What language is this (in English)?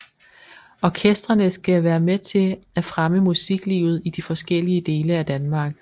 Danish